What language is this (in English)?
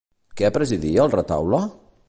Catalan